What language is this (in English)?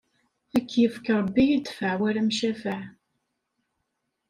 Kabyle